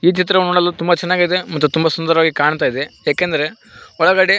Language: Kannada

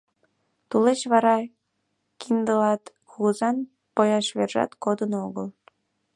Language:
Mari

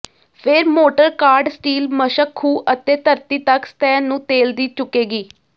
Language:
Punjabi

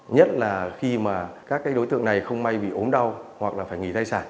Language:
Vietnamese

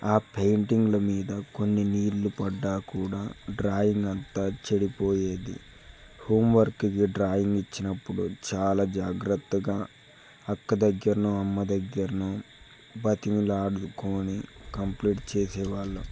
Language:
Telugu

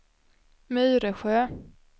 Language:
Swedish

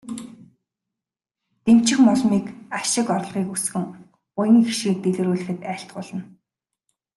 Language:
Mongolian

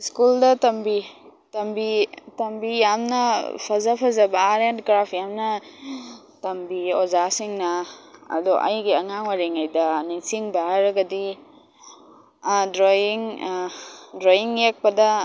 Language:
Manipuri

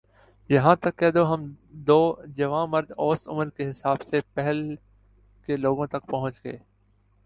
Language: Urdu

